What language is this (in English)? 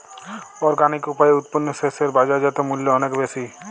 Bangla